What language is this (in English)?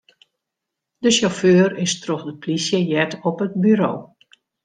Western Frisian